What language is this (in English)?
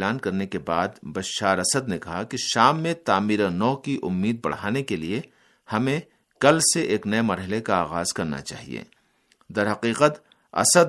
Urdu